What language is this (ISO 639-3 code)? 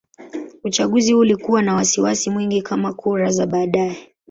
swa